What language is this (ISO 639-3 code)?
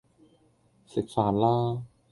yue